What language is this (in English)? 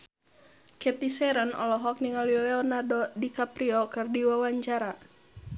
Sundanese